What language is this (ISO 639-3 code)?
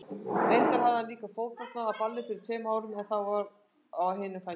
isl